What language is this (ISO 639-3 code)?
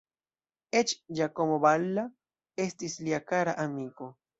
epo